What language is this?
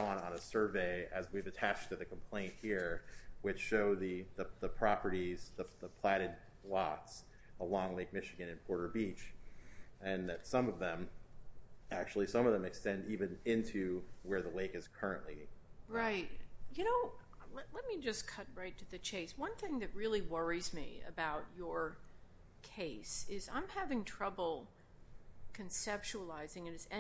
English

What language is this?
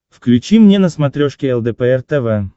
Russian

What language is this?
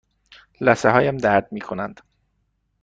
Persian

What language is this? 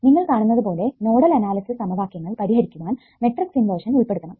Malayalam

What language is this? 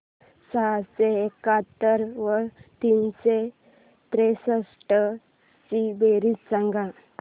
Marathi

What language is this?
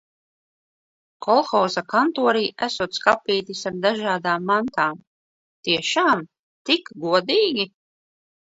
Latvian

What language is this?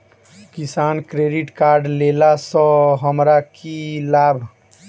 Maithili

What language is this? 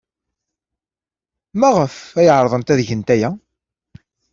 Kabyle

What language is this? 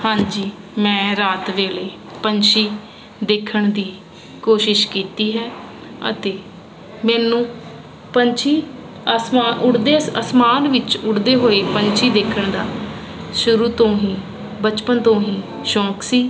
Punjabi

